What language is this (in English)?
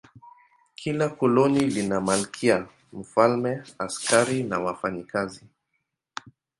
Swahili